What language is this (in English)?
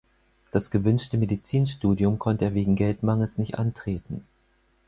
German